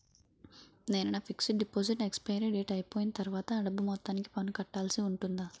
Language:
Telugu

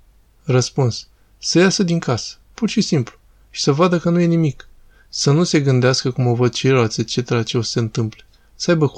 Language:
Romanian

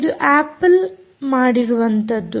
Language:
Kannada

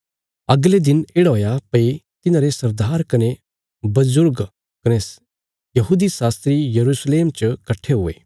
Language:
Bilaspuri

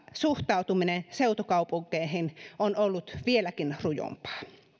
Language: Finnish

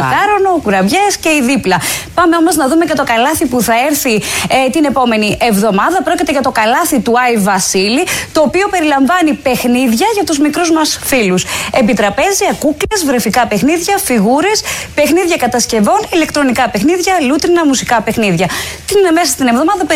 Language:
Greek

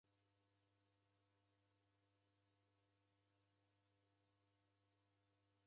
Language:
Taita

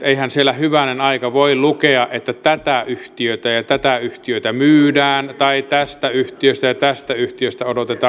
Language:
Finnish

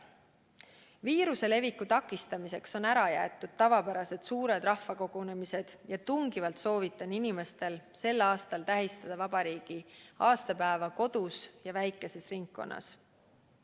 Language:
Estonian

